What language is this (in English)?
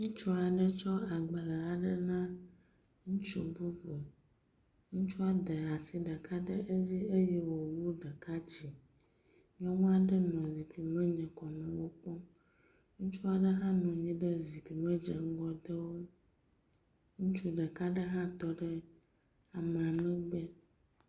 Ewe